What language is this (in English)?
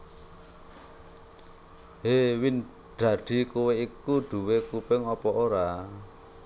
Javanese